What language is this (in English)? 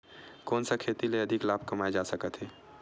Chhattisgarhi